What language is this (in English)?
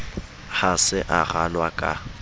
Southern Sotho